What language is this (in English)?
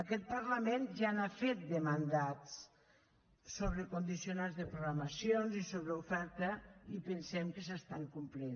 Catalan